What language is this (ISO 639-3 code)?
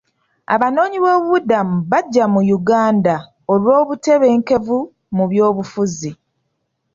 lug